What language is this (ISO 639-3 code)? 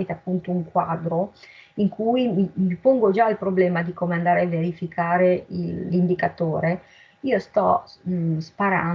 ita